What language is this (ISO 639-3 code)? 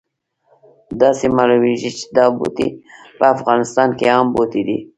pus